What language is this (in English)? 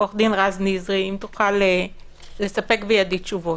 Hebrew